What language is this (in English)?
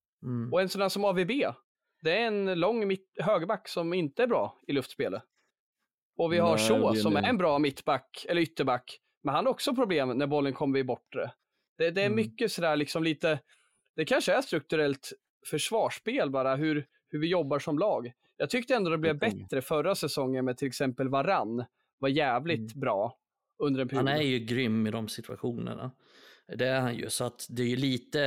Swedish